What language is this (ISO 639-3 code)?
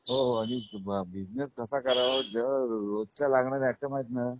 mar